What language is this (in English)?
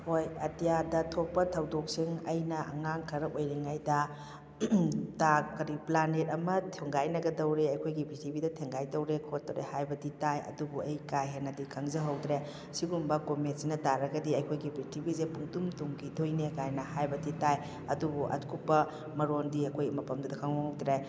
Manipuri